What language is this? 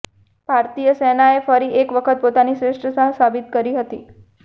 Gujarati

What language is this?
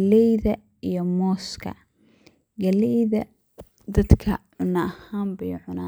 Somali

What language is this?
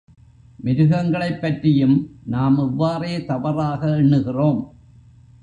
Tamil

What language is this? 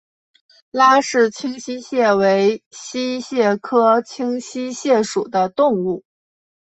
Chinese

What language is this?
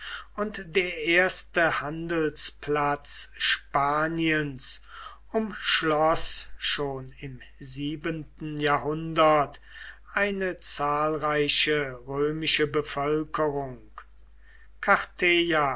German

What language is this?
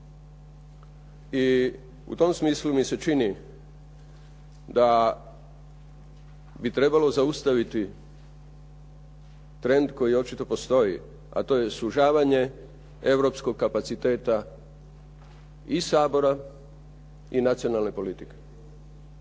Croatian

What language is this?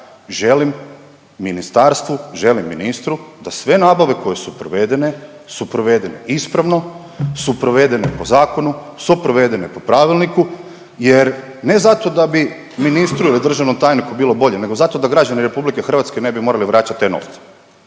Croatian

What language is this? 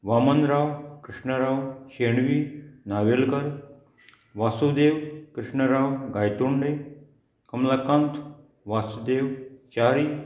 Konkani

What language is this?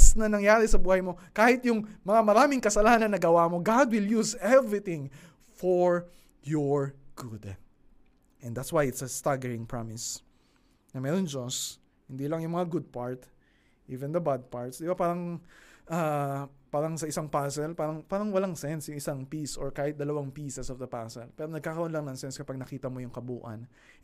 Filipino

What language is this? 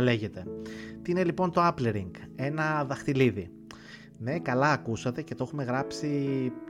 Greek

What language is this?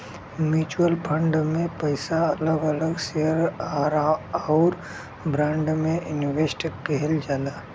Bhojpuri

